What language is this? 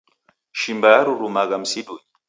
Taita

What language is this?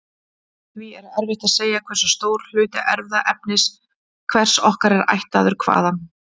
Icelandic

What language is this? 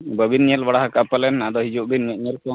Santali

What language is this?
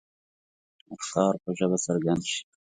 Pashto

